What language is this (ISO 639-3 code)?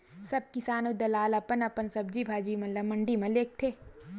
hne